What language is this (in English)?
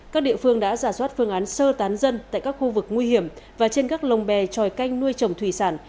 Vietnamese